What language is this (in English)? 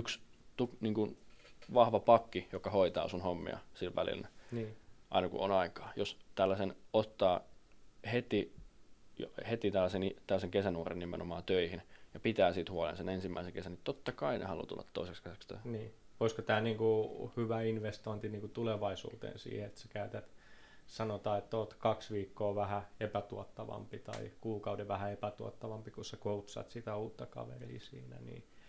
Finnish